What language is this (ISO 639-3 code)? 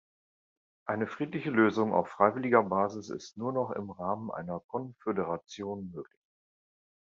deu